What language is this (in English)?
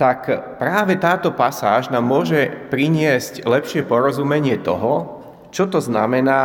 Slovak